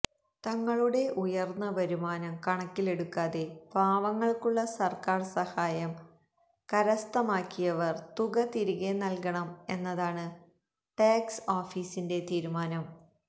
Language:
Malayalam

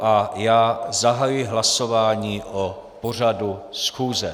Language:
Czech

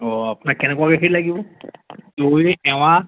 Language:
Assamese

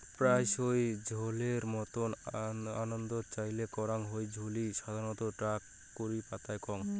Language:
Bangla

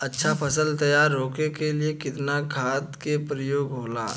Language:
Bhojpuri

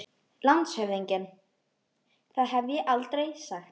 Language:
Icelandic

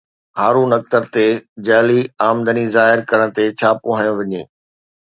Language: Sindhi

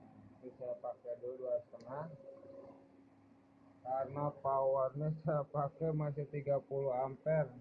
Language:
Indonesian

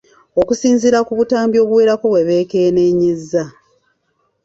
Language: Ganda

